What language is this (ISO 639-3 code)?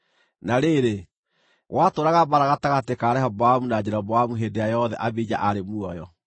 kik